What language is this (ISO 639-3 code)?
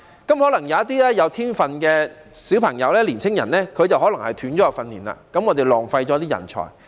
yue